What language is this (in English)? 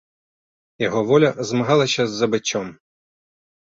Belarusian